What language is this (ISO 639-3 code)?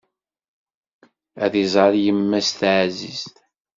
kab